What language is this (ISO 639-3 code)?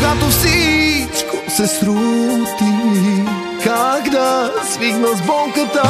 bul